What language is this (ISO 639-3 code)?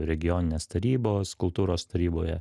lit